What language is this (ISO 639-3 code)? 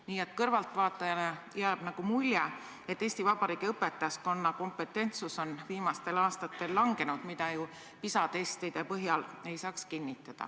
est